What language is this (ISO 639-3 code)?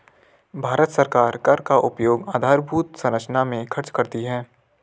hin